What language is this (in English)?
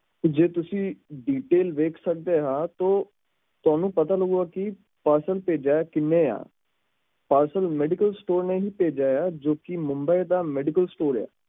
Punjabi